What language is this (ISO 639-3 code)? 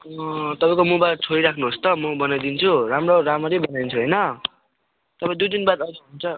nep